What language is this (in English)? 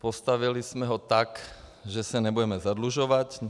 Czech